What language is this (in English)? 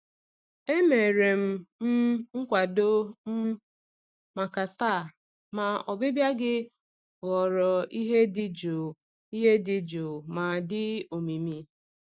Igbo